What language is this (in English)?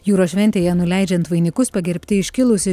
Lithuanian